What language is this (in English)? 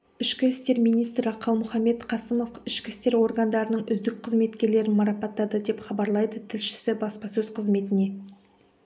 Kazakh